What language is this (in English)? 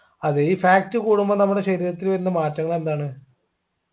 Malayalam